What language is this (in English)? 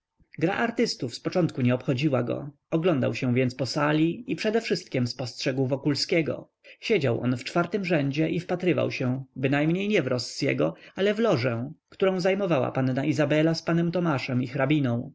Polish